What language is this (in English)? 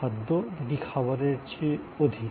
Bangla